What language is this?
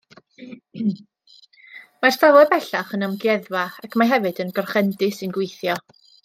Welsh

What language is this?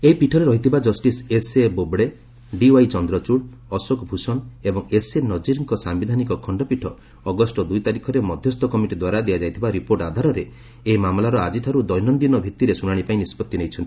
Odia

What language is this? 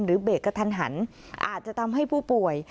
Thai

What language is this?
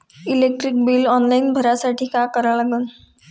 Marathi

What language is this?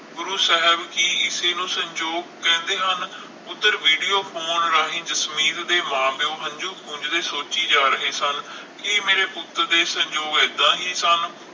Punjabi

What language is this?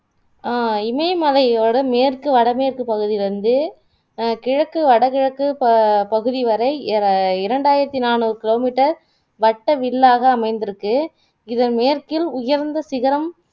Tamil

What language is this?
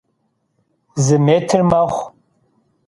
Kabardian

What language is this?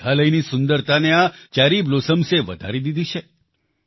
Gujarati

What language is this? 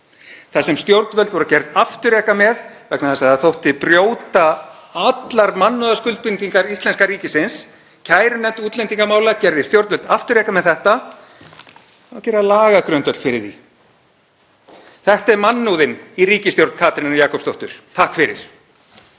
Icelandic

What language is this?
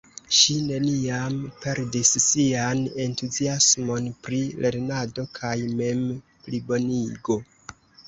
Esperanto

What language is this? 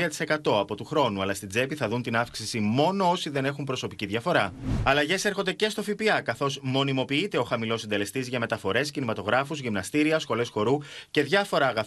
Greek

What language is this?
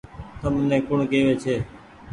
Goaria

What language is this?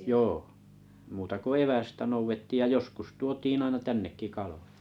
Finnish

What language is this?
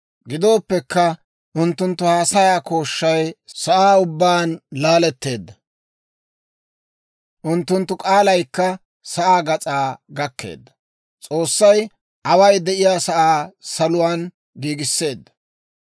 Dawro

